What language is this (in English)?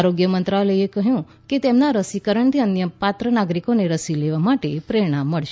Gujarati